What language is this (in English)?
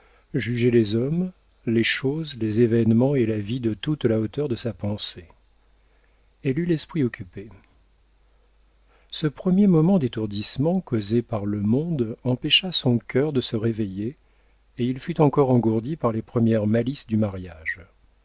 French